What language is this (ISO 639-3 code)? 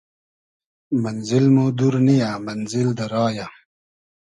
haz